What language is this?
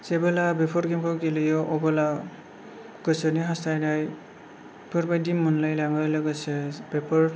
Bodo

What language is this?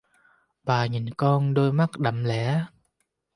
Vietnamese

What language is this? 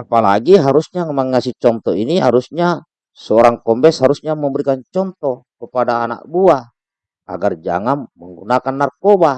Indonesian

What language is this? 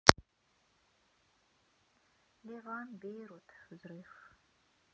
Russian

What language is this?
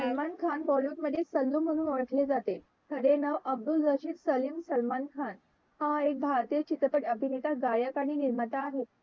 Marathi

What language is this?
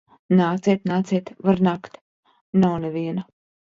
Latvian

